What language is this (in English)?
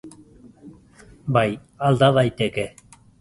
Basque